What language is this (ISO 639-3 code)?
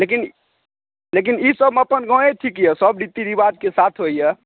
mai